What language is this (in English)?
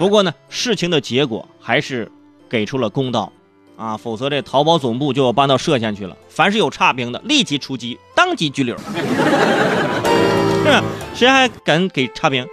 Chinese